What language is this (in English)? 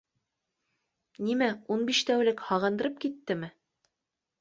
Bashkir